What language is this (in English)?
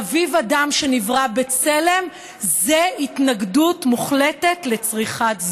Hebrew